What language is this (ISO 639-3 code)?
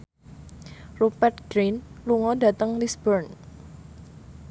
jav